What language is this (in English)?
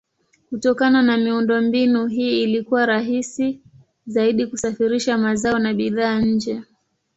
Swahili